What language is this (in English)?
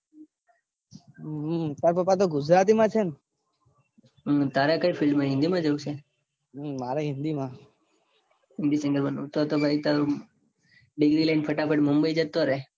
Gujarati